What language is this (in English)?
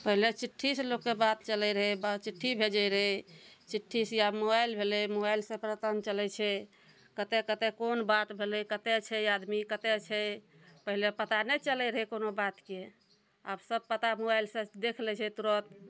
Maithili